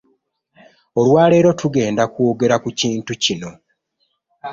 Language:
Ganda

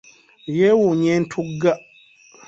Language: Ganda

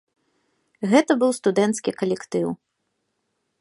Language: Belarusian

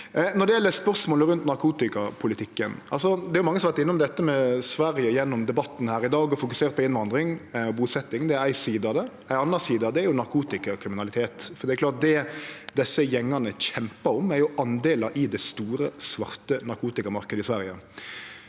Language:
Norwegian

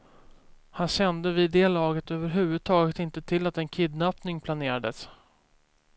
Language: Swedish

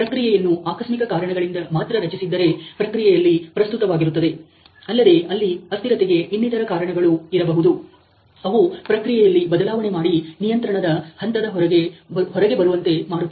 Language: Kannada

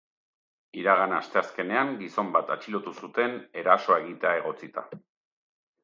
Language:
Basque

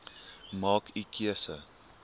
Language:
Afrikaans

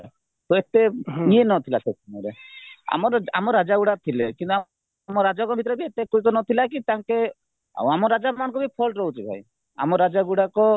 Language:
Odia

